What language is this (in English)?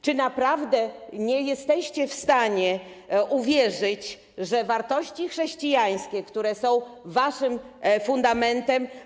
Polish